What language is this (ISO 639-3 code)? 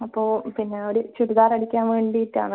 mal